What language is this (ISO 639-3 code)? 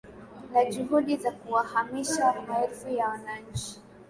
swa